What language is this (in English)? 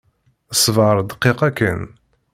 Kabyle